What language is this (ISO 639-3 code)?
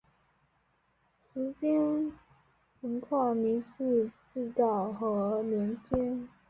zho